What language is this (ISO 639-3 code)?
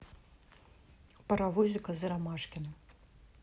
rus